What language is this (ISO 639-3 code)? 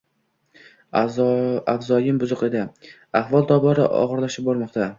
uzb